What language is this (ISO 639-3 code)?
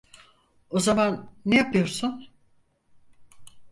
tur